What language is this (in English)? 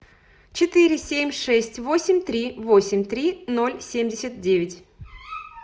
Russian